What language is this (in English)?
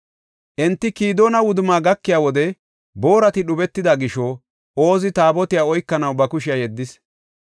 Gofa